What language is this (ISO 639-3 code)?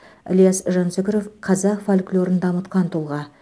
kaz